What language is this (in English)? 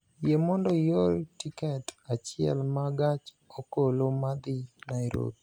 Luo (Kenya and Tanzania)